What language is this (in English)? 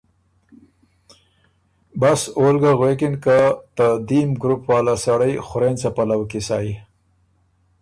Ormuri